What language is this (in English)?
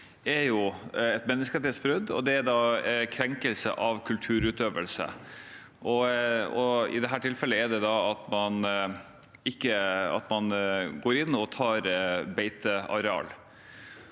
Norwegian